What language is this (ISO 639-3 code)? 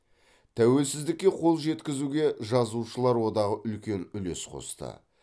kaz